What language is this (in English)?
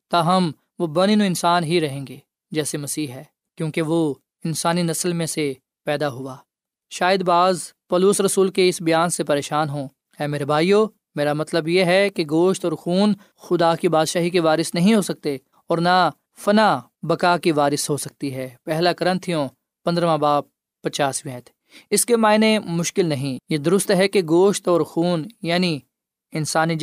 Urdu